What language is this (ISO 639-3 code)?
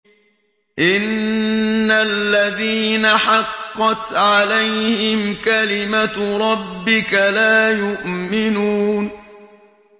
ara